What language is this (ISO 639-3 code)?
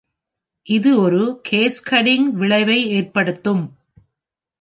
tam